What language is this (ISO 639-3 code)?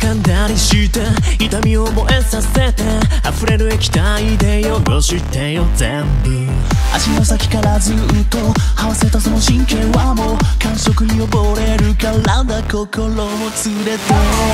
jpn